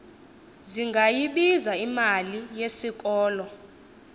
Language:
Xhosa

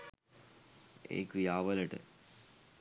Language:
Sinhala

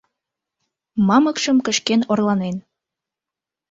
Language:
Mari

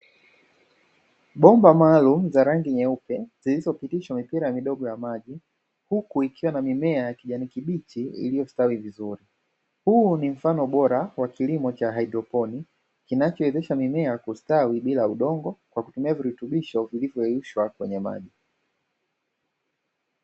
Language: Swahili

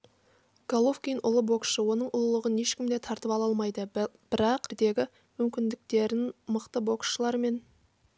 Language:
Kazakh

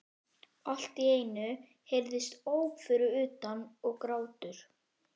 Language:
Icelandic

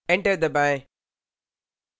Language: Hindi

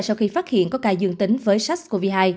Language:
Vietnamese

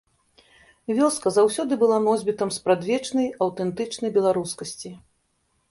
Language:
Belarusian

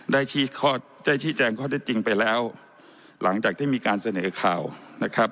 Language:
Thai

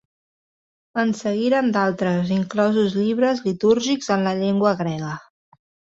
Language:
Catalan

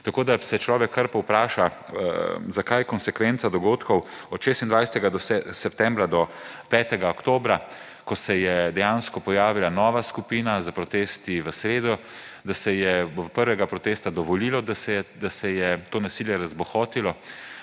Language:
Slovenian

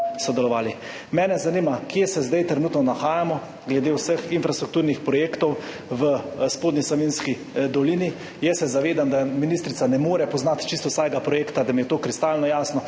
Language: Slovenian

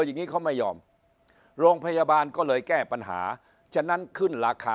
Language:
Thai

